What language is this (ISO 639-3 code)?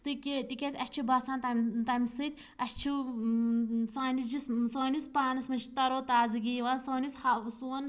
kas